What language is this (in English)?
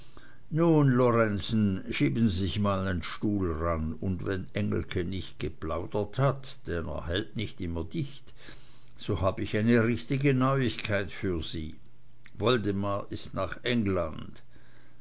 German